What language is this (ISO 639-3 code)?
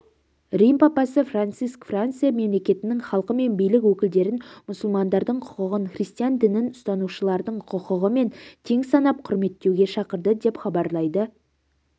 kaz